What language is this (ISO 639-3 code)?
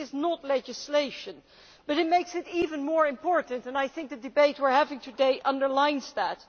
eng